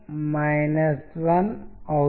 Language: Telugu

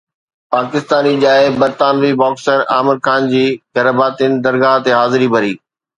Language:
Sindhi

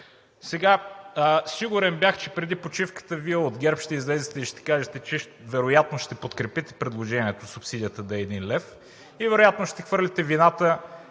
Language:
Bulgarian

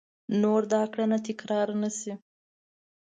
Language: Pashto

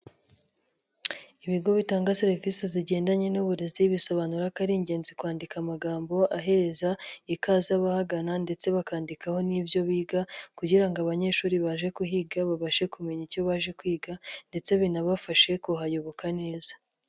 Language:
Kinyarwanda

